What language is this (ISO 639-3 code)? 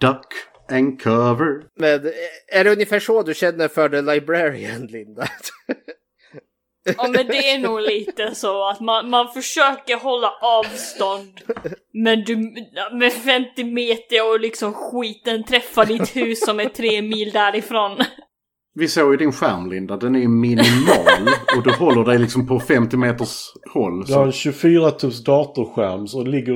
swe